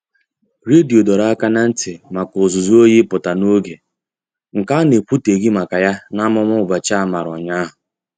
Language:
Igbo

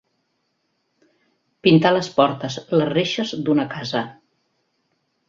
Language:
Catalan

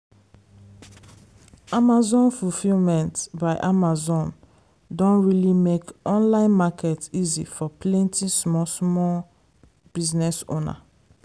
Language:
Nigerian Pidgin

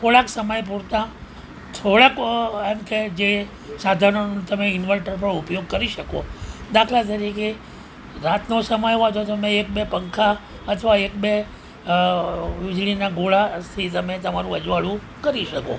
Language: Gujarati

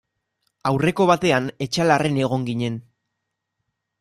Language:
Basque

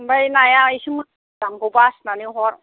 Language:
Bodo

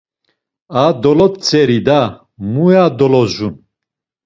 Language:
Laz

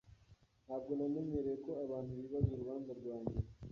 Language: Kinyarwanda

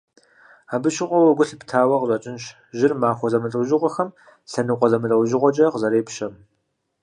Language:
Kabardian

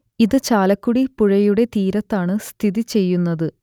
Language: Malayalam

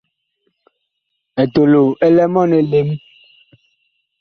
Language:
Bakoko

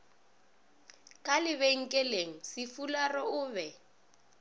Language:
Northern Sotho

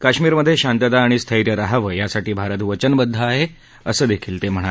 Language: Marathi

